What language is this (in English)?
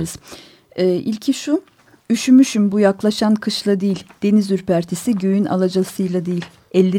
Turkish